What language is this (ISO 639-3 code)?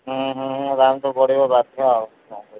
ori